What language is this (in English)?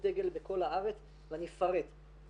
Hebrew